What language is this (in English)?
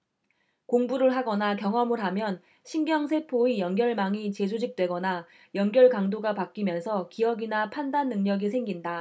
Korean